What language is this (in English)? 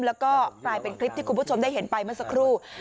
Thai